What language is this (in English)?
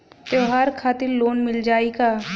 Bhojpuri